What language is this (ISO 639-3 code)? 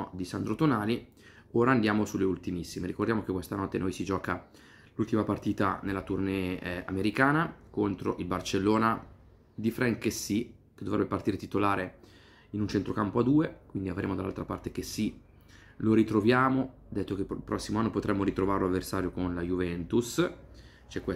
ita